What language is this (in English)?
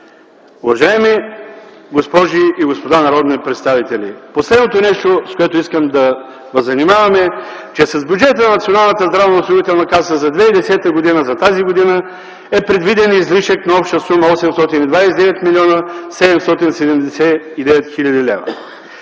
Bulgarian